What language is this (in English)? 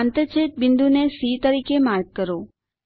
Gujarati